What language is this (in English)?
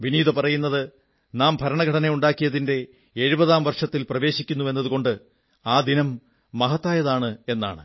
Malayalam